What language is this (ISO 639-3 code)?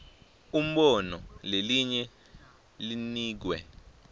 ssw